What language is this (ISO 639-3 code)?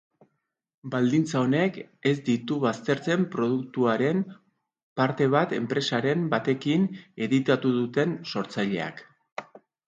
eus